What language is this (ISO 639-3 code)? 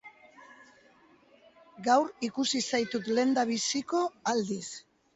eus